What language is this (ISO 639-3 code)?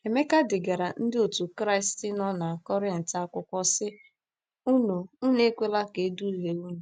ibo